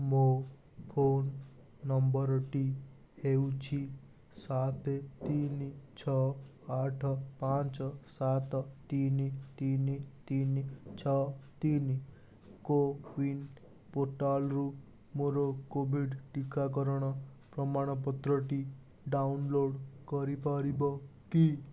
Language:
Odia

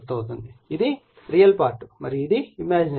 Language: Telugu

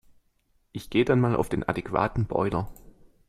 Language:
German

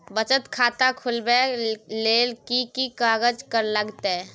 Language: Maithili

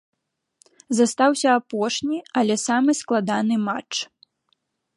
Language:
Belarusian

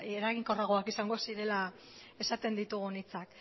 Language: Basque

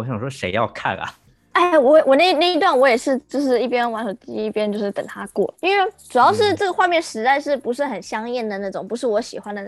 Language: Chinese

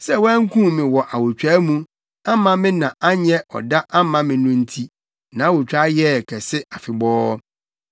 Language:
Akan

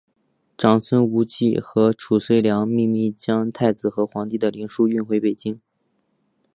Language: Chinese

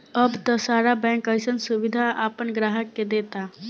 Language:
Bhojpuri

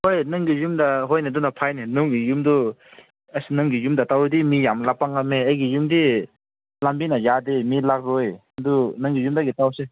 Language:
Manipuri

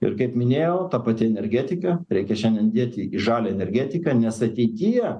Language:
Lithuanian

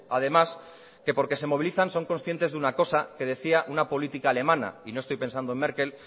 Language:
Spanish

